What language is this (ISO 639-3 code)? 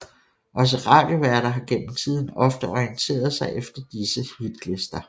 dan